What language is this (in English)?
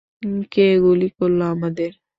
Bangla